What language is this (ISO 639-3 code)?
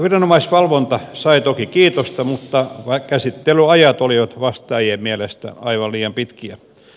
fin